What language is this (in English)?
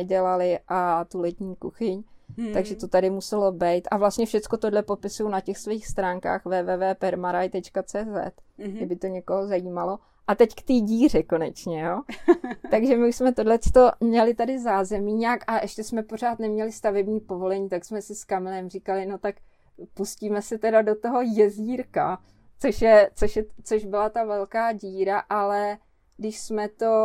Czech